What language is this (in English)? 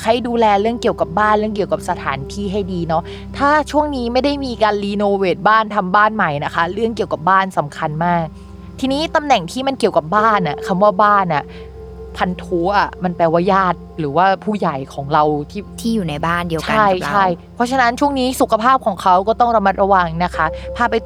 Thai